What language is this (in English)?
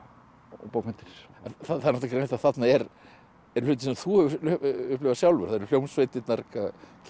Icelandic